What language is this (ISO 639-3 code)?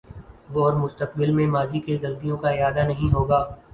urd